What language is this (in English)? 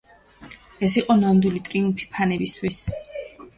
Georgian